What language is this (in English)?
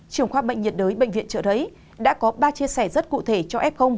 Vietnamese